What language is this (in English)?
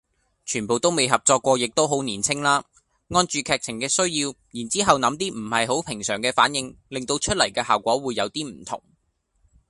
Cantonese